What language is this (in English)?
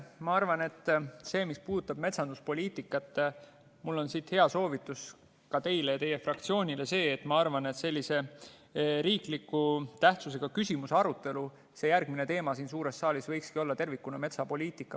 Estonian